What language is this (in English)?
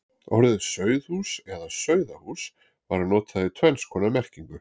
Icelandic